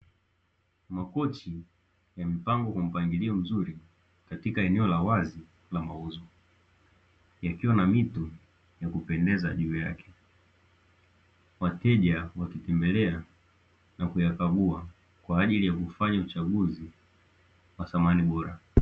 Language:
Swahili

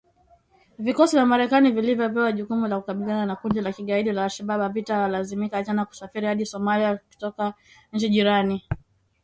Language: Swahili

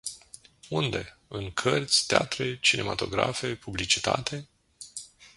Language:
Romanian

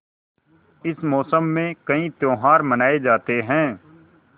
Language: Hindi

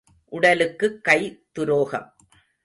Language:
Tamil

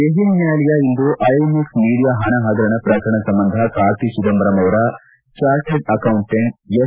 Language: Kannada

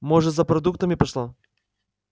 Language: Russian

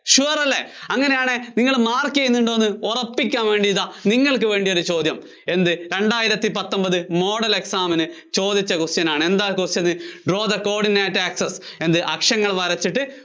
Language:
Malayalam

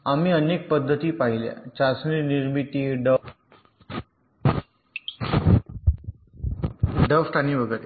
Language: Marathi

